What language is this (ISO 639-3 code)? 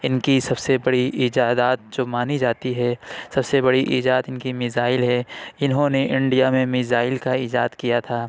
urd